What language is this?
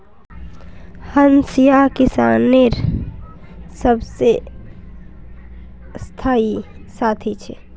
Magahi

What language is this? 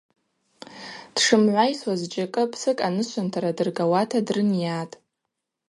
Abaza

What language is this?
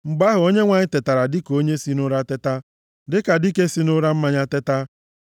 Igbo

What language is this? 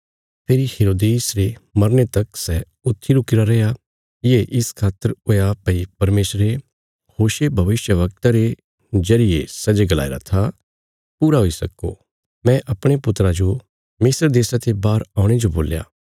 Bilaspuri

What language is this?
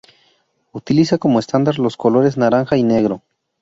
Spanish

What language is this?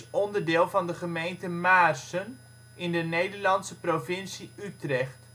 Dutch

